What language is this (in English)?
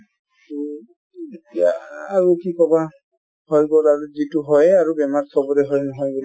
Assamese